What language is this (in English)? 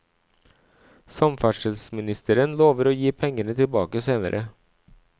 Norwegian